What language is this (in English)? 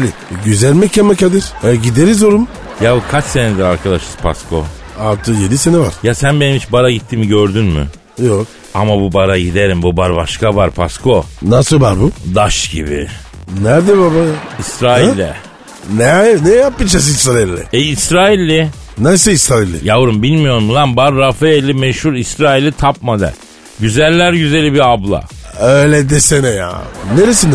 Turkish